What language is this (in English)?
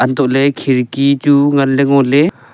Wancho Naga